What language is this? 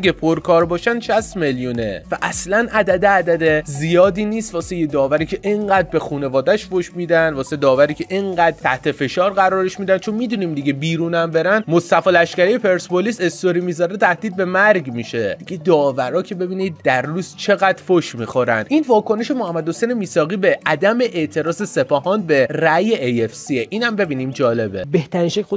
Persian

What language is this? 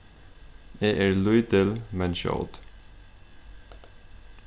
Faroese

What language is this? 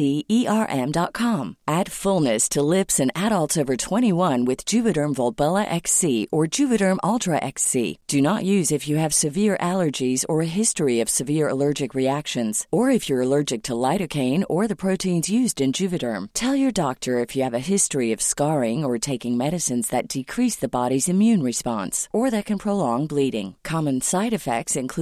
Persian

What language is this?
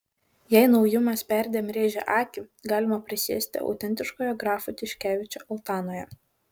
Lithuanian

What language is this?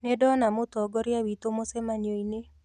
Kikuyu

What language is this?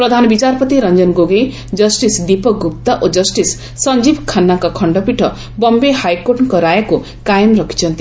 Odia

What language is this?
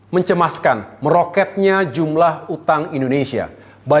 Indonesian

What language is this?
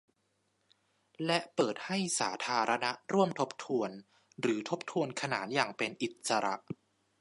Thai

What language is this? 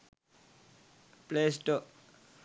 Sinhala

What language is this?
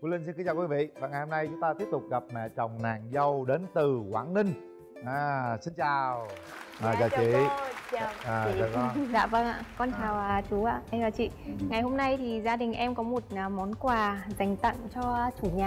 Vietnamese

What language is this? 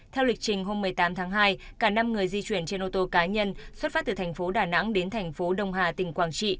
Vietnamese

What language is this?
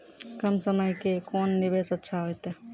Maithili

